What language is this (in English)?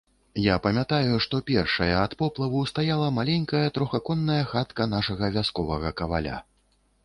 Belarusian